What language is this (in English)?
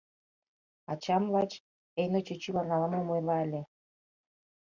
Mari